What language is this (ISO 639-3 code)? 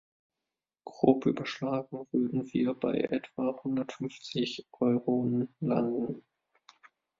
deu